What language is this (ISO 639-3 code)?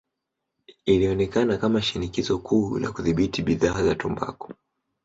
swa